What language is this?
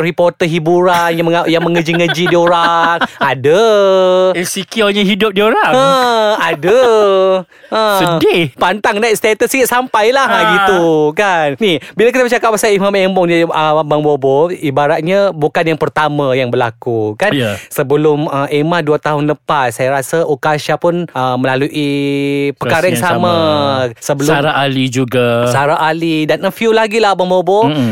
Malay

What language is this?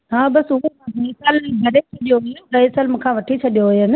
Sindhi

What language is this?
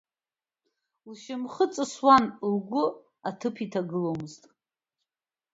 Abkhazian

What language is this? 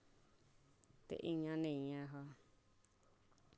Dogri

